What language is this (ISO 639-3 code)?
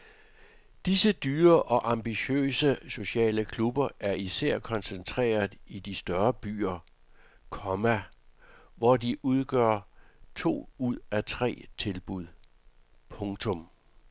dan